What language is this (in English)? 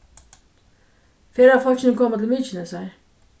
Faroese